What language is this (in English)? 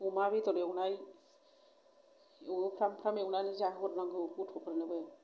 Bodo